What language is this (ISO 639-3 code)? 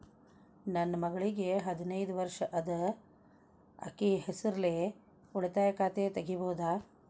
kan